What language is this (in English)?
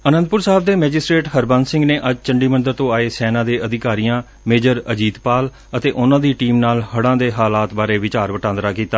Punjabi